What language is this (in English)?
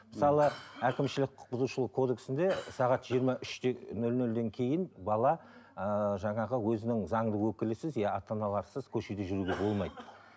Kazakh